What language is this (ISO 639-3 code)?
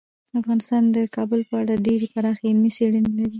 pus